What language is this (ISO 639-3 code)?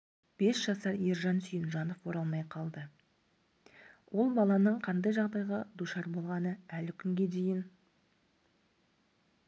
kaz